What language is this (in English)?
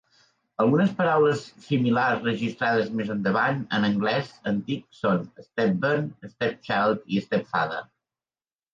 Catalan